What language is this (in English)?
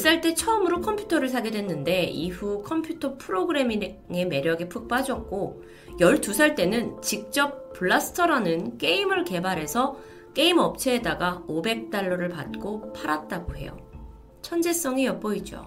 Korean